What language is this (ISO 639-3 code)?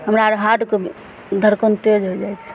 mai